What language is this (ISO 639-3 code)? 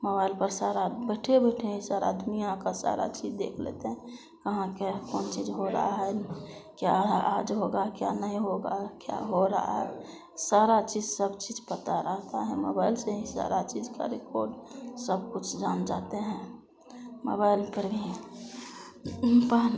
hin